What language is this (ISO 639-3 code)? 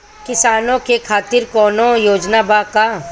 bho